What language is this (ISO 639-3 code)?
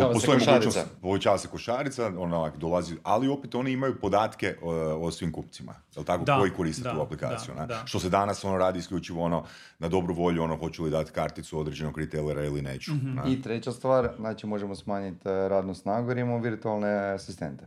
hrv